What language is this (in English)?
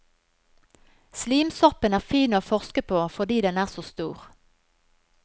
Norwegian